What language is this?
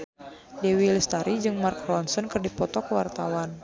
Sundanese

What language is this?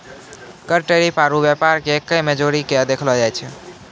Maithili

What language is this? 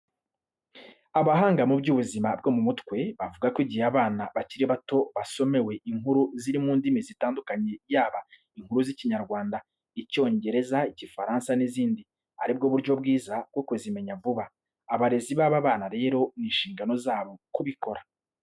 Kinyarwanda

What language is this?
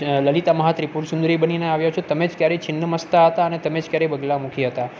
Gujarati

